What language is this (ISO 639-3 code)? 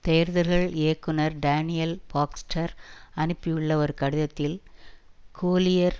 tam